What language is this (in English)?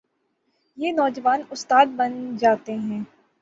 Urdu